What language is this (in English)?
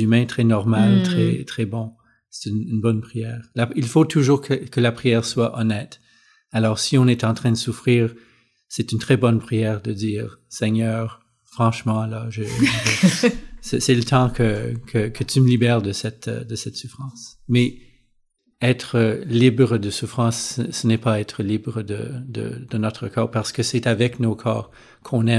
French